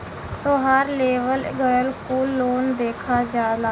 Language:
Bhojpuri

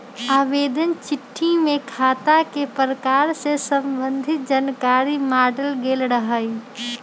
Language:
Magahi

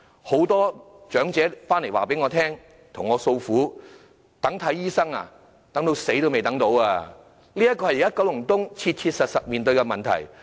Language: Cantonese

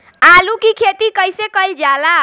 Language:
Bhojpuri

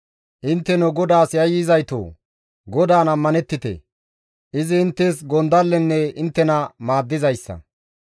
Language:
Gamo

